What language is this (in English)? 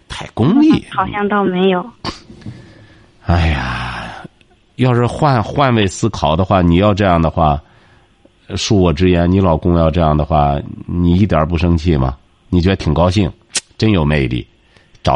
Chinese